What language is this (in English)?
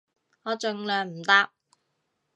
Cantonese